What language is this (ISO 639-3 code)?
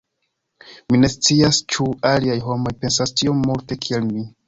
epo